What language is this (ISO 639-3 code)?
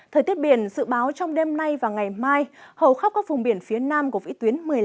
vie